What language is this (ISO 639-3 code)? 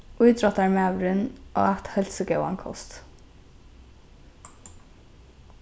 fao